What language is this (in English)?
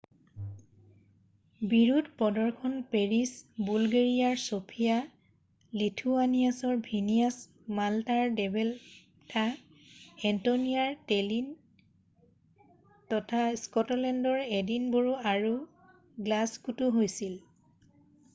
Assamese